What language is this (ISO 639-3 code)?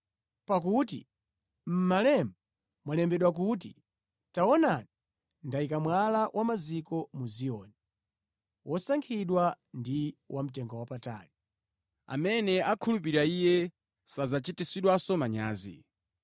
nya